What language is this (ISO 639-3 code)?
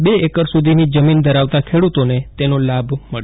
guj